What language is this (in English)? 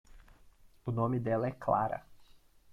Portuguese